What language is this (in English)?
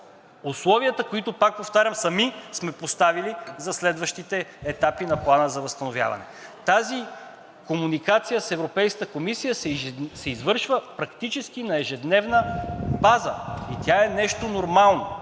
Bulgarian